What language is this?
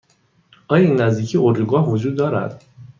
Persian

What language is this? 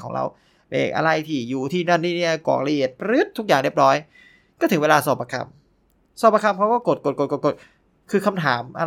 Thai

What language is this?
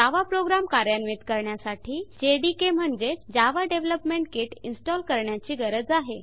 Marathi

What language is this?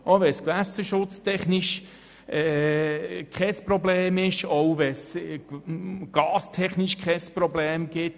Swiss German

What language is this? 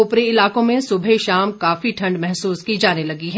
Hindi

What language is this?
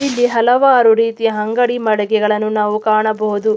Kannada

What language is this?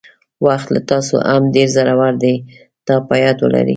Pashto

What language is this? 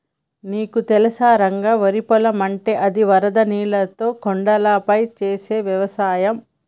Telugu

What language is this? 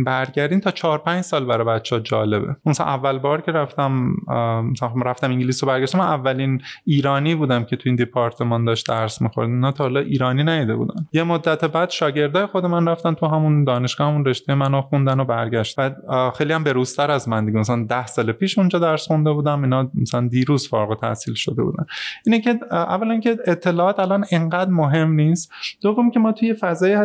Persian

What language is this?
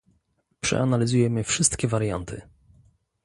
Polish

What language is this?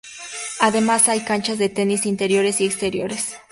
Spanish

